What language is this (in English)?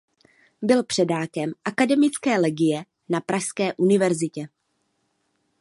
Czech